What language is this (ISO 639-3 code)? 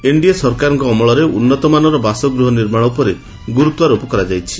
ori